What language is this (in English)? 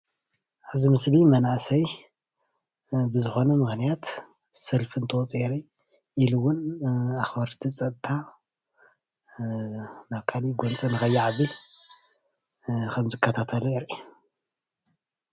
Tigrinya